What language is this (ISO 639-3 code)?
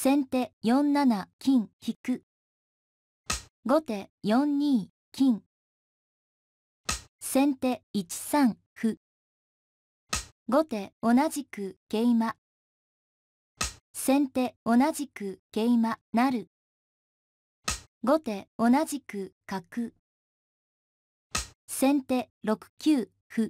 jpn